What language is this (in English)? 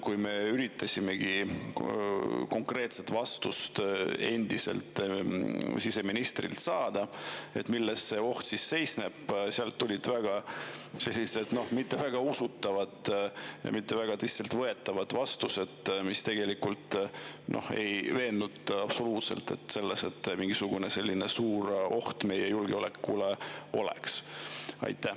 Estonian